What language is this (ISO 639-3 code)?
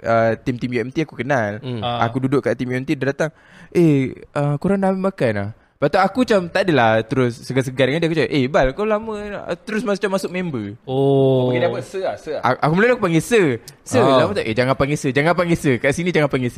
msa